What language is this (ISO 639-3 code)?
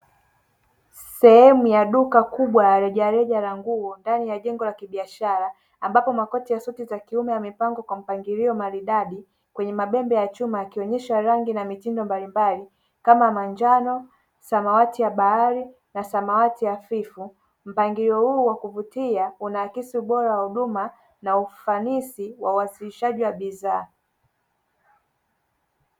swa